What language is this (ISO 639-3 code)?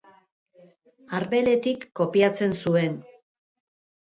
eus